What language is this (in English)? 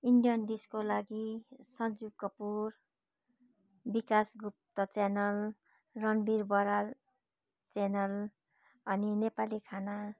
Nepali